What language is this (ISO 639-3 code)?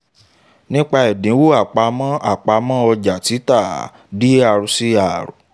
yor